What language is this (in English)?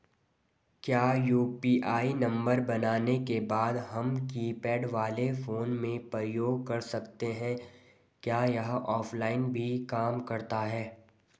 Hindi